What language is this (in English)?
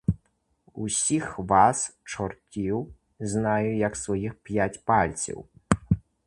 Ukrainian